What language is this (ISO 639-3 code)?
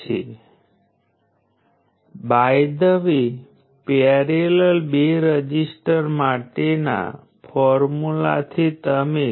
guj